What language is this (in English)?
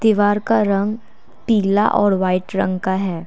Hindi